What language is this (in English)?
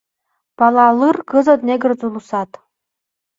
Mari